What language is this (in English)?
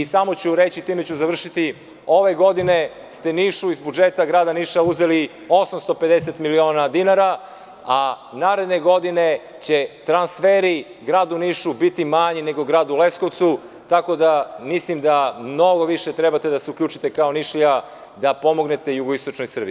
Serbian